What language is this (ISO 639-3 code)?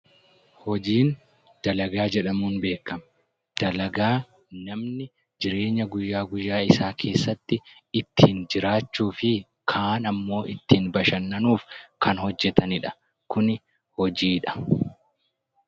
orm